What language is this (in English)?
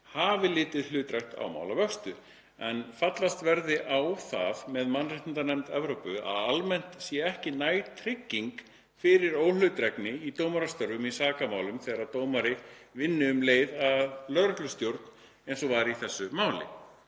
Icelandic